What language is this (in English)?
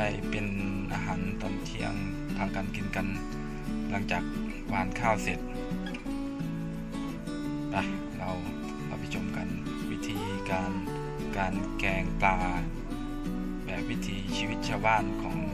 Thai